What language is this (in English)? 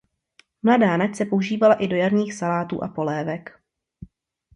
Czech